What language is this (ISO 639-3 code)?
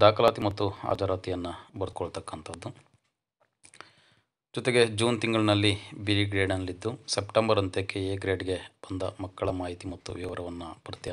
ron